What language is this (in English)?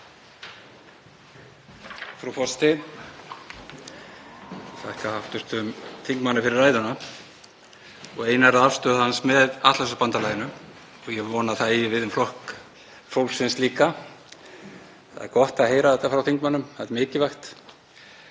Icelandic